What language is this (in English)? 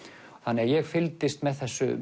Icelandic